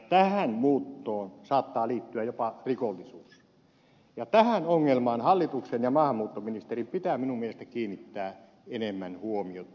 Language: Finnish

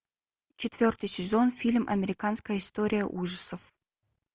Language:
Russian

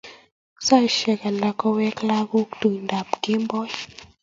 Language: Kalenjin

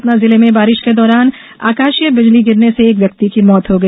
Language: Hindi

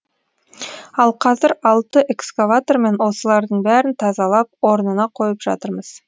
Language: Kazakh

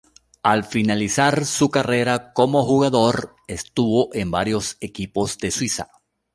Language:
Spanish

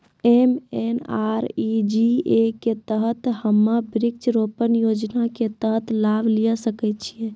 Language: Maithili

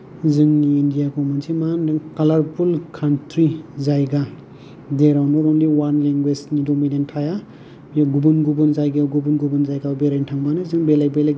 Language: Bodo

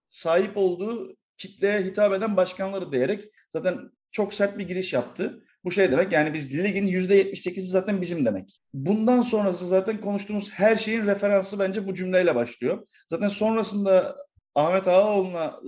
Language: Turkish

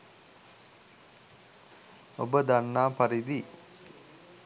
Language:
Sinhala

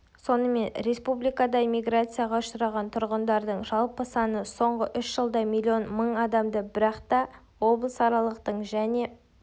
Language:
Kazakh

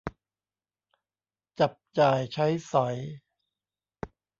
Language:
Thai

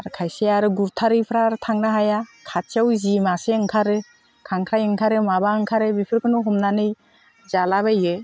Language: Bodo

